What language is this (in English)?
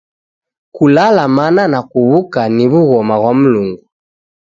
Taita